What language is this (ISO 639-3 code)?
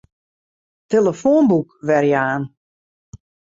fry